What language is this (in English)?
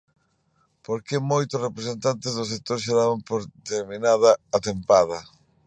Galician